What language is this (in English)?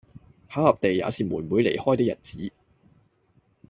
Cantonese